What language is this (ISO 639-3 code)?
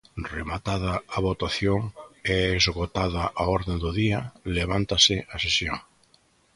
glg